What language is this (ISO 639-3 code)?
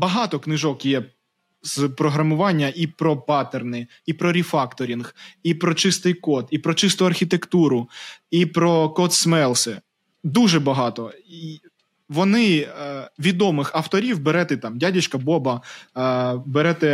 ukr